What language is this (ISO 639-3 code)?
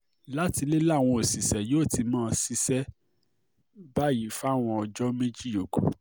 yor